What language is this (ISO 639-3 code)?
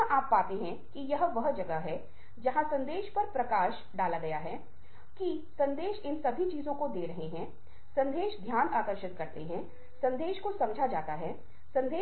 hin